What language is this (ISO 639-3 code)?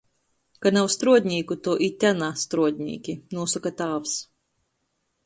ltg